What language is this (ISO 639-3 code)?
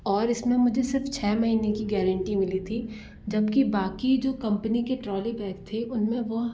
hin